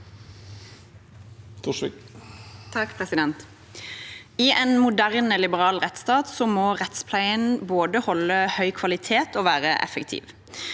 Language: Norwegian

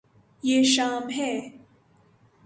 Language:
Urdu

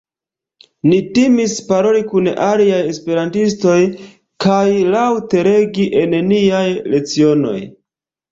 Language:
Esperanto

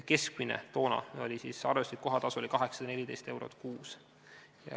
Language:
Estonian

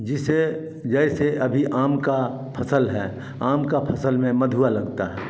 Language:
Hindi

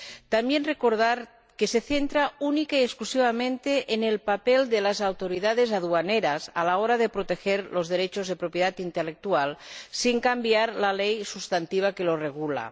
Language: Spanish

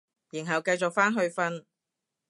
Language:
Cantonese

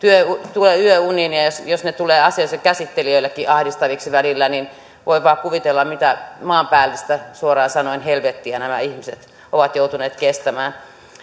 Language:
Finnish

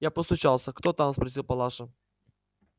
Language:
Russian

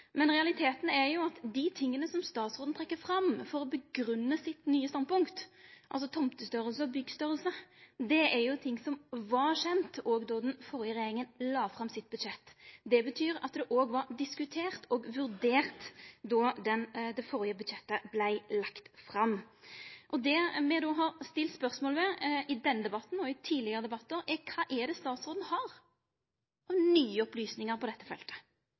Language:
Norwegian Nynorsk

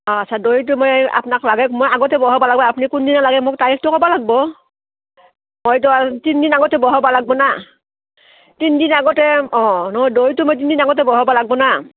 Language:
Assamese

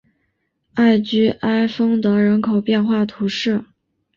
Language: Chinese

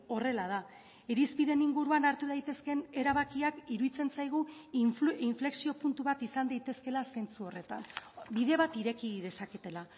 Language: Basque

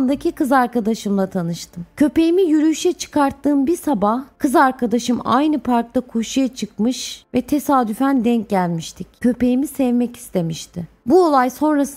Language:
Turkish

